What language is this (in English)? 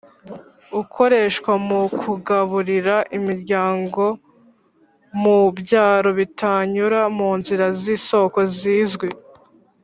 Kinyarwanda